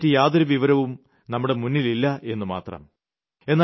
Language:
Malayalam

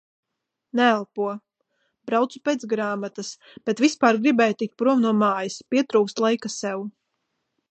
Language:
Latvian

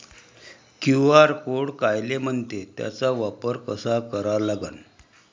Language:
Marathi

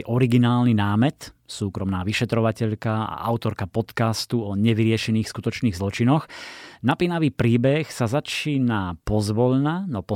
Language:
Slovak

